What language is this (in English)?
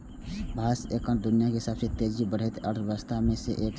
Maithili